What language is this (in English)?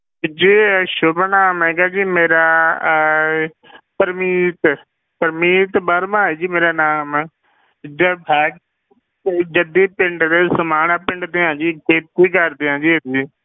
Punjabi